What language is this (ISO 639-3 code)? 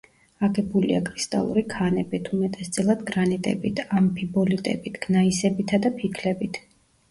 kat